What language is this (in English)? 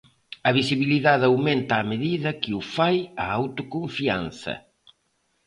Galician